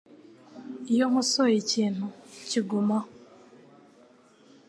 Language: Kinyarwanda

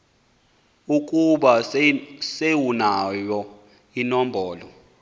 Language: Xhosa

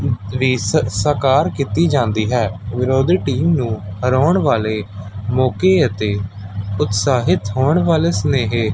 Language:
Punjabi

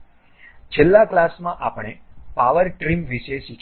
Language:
Gujarati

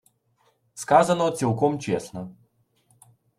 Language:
Ukrainian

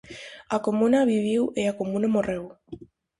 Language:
Galician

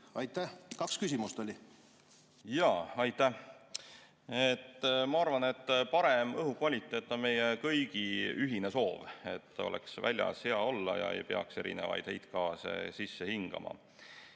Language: Estonian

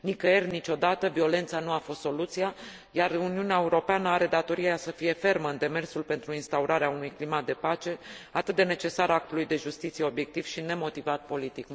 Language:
Romanian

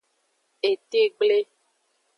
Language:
Aja (Benin)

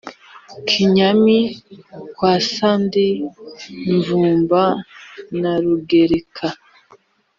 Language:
Kinyarwanda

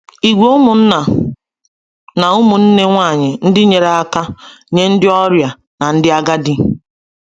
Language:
Igbo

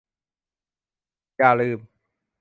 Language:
Thai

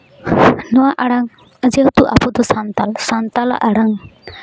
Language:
Santali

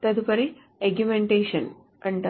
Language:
Telugu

